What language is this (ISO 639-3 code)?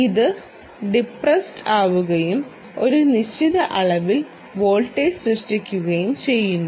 mal